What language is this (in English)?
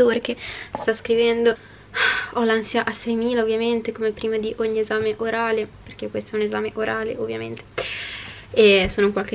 Italian